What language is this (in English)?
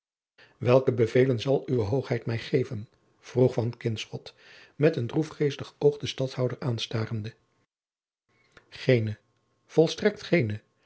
Dutch